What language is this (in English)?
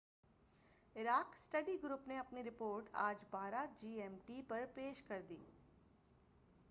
Urdu